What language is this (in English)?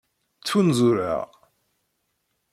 Kabyle